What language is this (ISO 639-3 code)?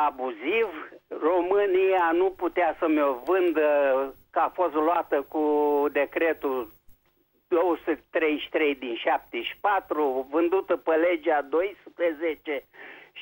ron